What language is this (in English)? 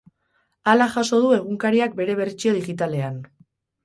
Basque